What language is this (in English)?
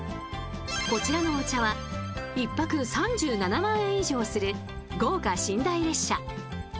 Japanese